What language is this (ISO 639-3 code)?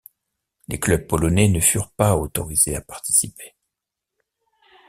fra